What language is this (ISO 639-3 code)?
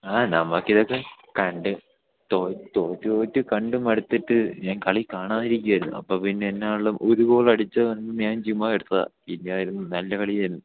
mal